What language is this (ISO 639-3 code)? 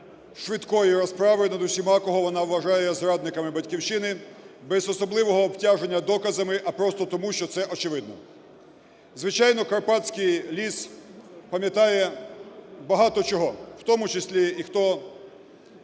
ukr